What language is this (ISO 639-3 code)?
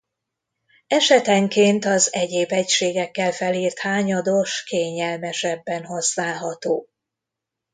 hun